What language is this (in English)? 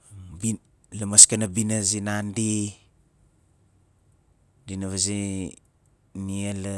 Nalik